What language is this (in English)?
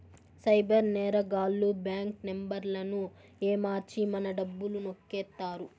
Telugu